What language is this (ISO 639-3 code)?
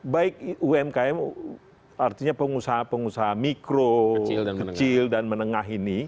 ind